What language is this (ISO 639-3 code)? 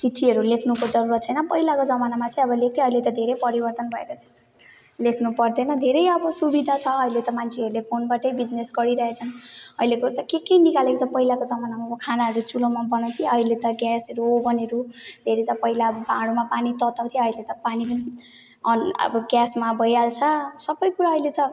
nep